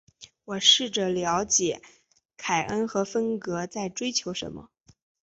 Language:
Chinese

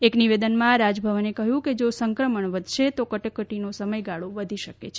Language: Gujarati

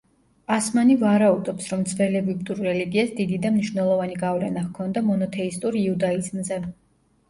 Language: Georgian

